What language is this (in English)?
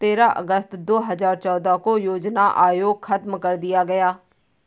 Hindi